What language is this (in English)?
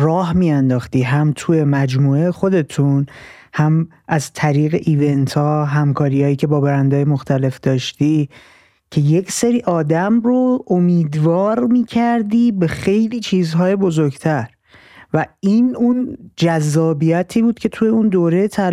Persian